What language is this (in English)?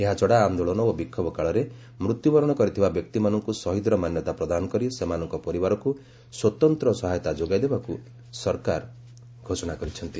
Odia